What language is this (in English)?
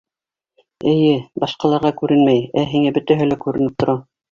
Bashkir